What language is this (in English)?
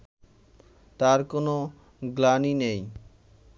Bangla